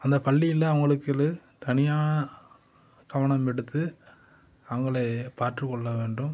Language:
Tamil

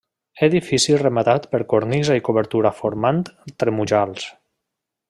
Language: Catalan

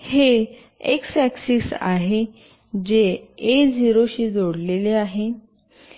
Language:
Marathi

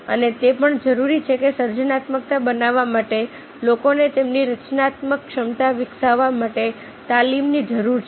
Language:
Gujarati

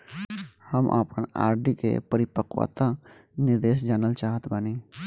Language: Bhojpuri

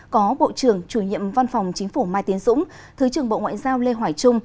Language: Vietnamese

